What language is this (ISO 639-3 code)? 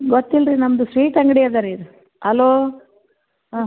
kan